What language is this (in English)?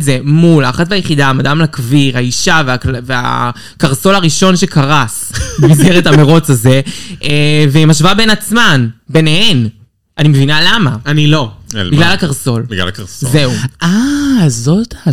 Hebrew